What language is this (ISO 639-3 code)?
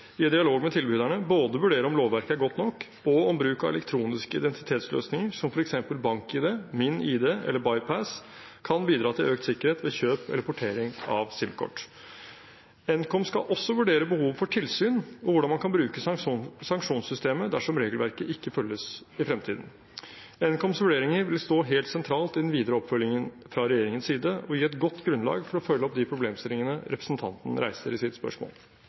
nob